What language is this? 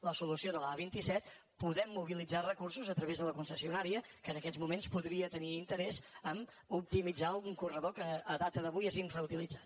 Catalan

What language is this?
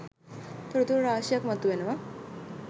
Sinhala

